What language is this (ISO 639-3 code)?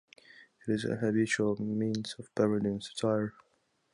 eng